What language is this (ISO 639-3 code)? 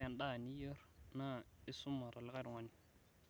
mas